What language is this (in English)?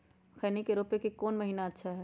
Magahi